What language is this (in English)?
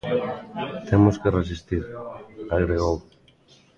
Galician